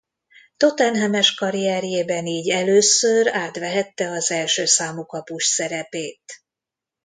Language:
Hungarian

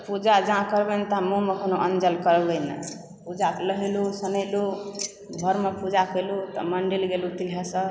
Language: Maithili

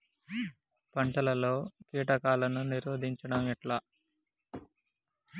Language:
Telugu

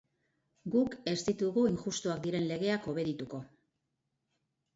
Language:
Basque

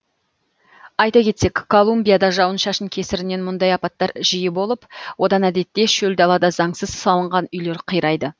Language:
Kazakh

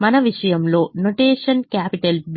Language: Telugu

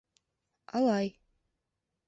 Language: Bashkir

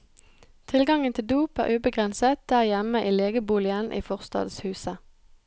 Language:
Norwegian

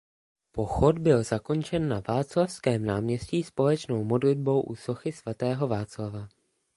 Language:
Czech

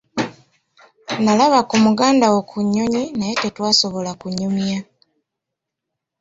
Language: Ganda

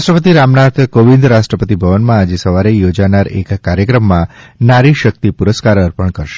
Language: Gujarati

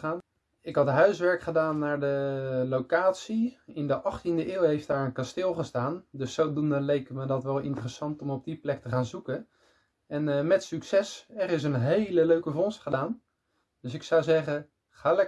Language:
Dutch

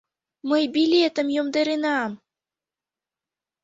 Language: Mari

